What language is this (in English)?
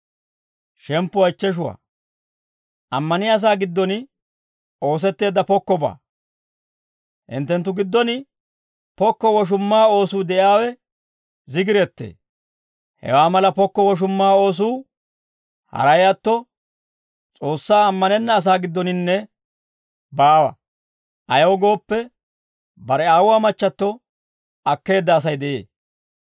Dawro